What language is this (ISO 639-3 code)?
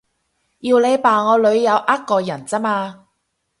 yue